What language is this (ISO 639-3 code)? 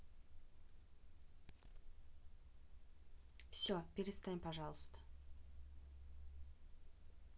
rus